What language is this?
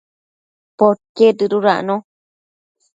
Matsés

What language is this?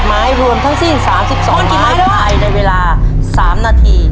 Thai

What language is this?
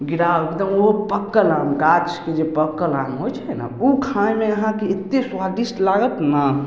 Maithili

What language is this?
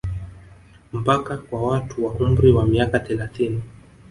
Swahili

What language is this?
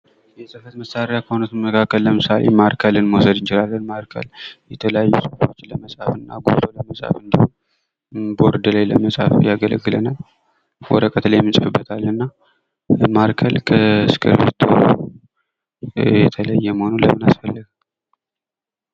Amharic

